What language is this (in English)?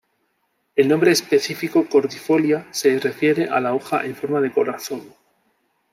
Spanish